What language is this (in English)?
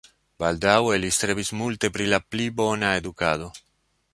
Esperanto